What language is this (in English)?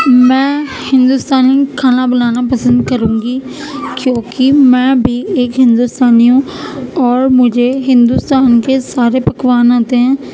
Urdu